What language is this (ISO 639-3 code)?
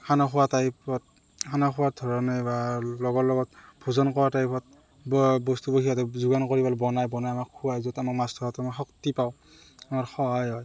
asm